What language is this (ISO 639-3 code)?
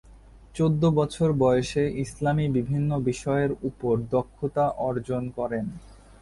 ben